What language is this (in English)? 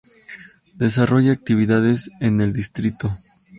Spanish